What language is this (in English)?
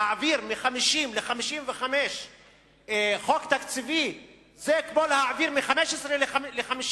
Hebrew